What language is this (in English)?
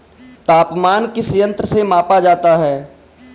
Hindi